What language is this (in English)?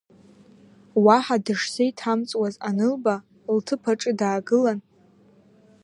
Abkhazian